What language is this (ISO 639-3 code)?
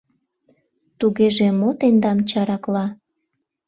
chm